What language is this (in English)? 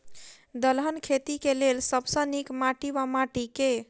Maithili